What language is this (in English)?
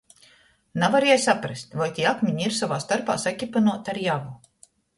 Latgalian